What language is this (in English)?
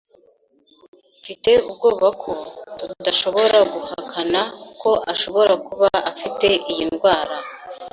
Kinyarwanda